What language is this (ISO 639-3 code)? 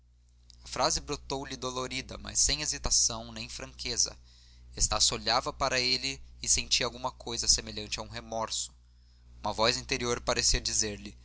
por